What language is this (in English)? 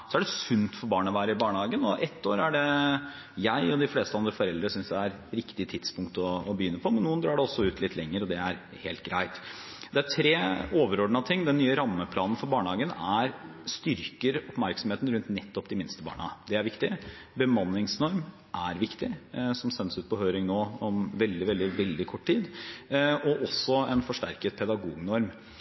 Norwegian Bokmål